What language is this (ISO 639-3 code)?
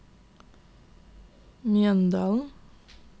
nor